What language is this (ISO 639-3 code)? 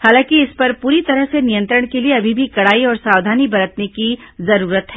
hin